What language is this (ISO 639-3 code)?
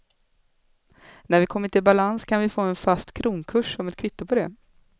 swe